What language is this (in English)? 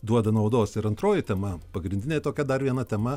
Lithuanian